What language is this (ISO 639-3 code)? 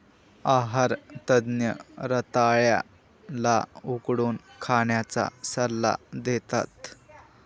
mar